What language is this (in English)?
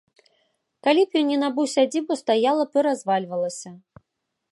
Belarusian